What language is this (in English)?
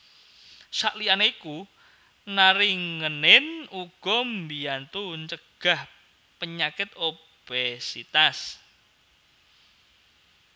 Javanese